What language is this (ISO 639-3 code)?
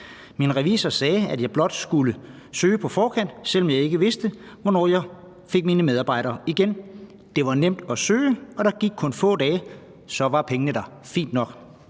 dan